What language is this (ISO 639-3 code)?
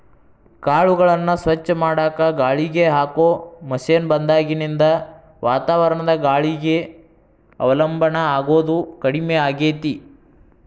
kan